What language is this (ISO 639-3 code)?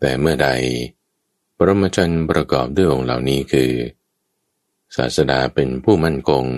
tha